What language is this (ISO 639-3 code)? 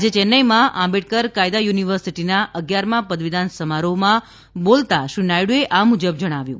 guj